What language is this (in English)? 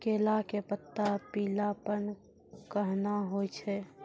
Maithili